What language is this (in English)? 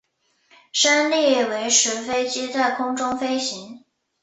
Chinese